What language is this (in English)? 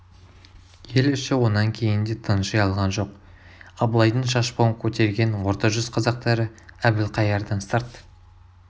Kazakh